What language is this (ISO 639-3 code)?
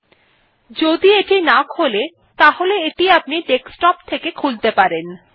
ben